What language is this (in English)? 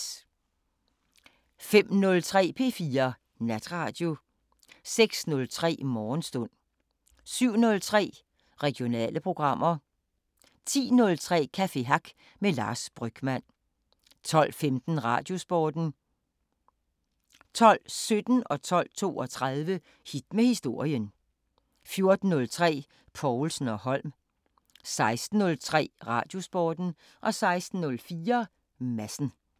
Danish